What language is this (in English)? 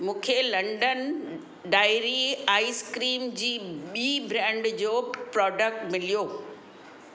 Sindhi